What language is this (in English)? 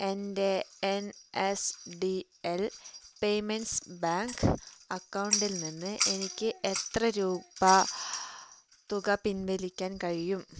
Malayalam